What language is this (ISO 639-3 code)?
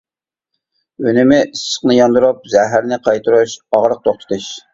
uig